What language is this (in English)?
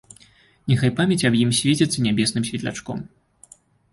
Belarusian